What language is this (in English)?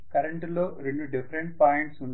Telugu